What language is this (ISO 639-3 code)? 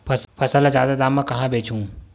hne